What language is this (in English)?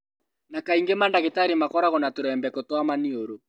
Kikuyu